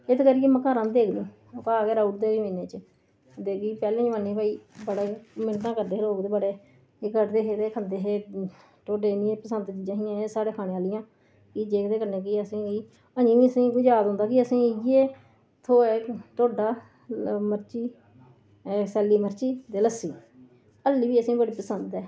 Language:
Dogri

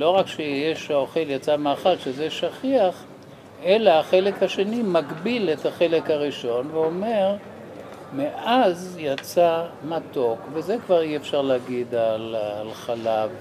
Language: Hebrew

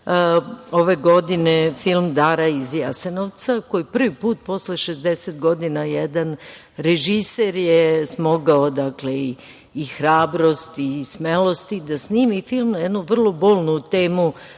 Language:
Serbian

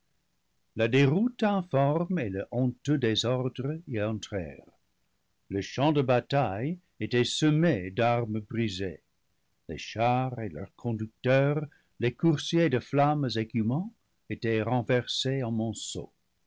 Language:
French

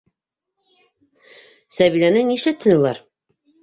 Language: Bashkir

